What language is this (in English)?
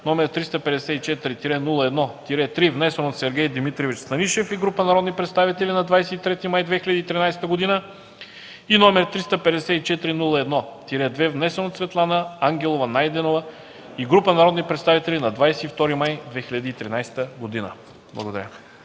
Bulgarian